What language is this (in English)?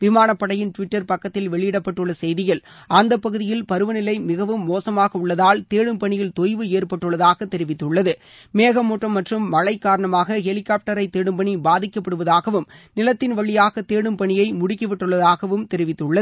Tamil